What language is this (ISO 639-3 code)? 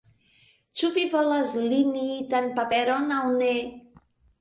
epo